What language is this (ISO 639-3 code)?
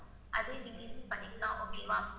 tam